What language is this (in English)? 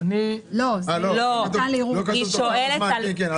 Hebrew